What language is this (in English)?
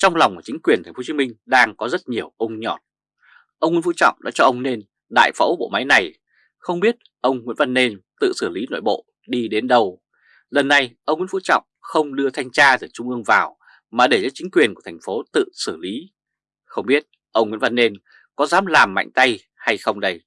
Vietnamese